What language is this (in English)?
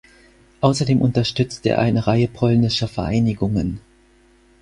German